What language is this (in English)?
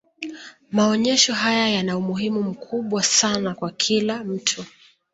Swahili